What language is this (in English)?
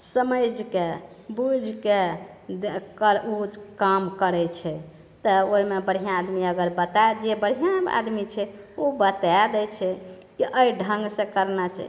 Maithili